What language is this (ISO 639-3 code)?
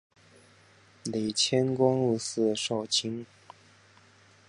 zho